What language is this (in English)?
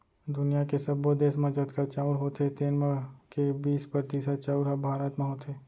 Chhattisgarhi